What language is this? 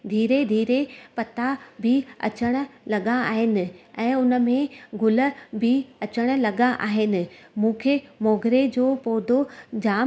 Sindhi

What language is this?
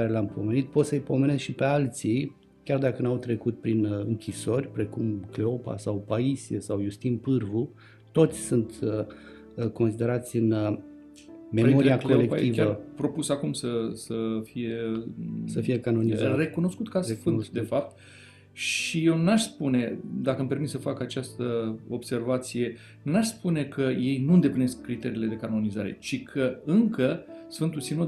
Romanian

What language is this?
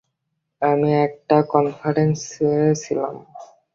Bangla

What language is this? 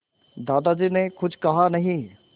Hindi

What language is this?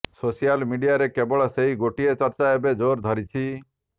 Odia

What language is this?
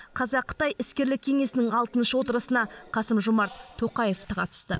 Kazakh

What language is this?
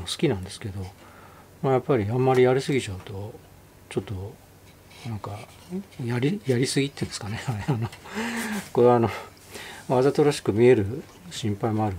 Japanese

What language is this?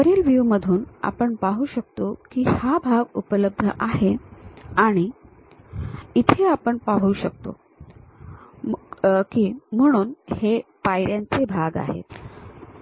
Marathi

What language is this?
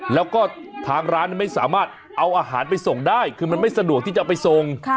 Thai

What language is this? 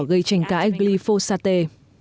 Vietnamese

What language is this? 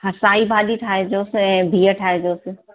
Sindhi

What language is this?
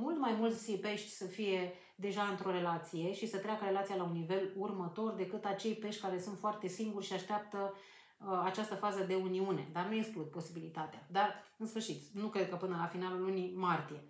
Romanian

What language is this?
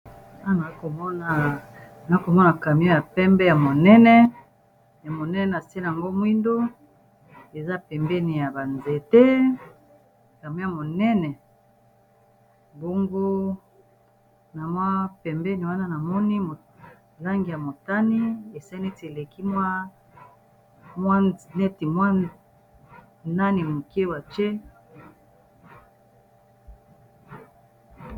Lingala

